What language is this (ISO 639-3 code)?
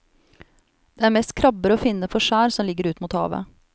nor